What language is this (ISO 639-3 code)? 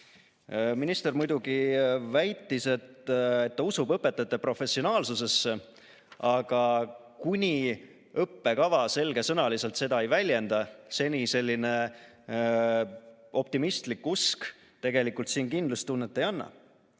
est